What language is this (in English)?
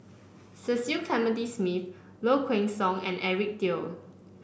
English